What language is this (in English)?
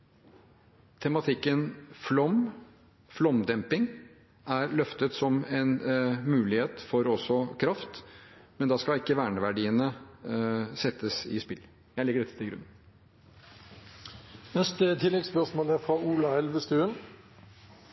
Norwegian